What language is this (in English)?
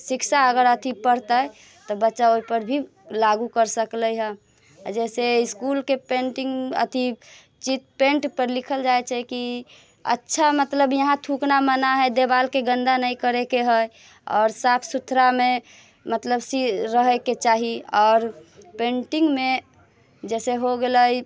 Maithili